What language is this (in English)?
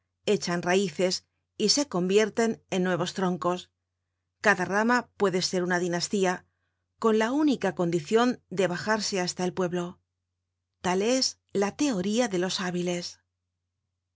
Spanish